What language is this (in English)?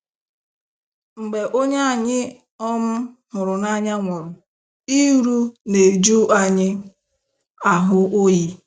Igbo